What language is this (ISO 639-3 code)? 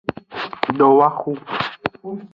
ajg